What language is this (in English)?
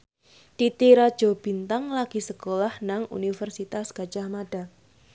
Javanese